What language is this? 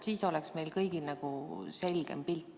Estonian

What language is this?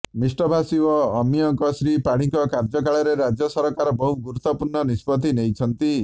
Odia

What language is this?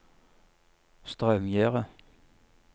Norwegian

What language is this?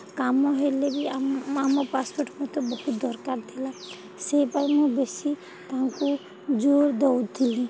Odia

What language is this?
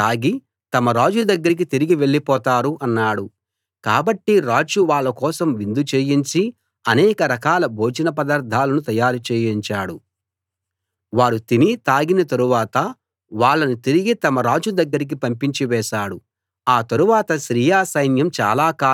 Telugu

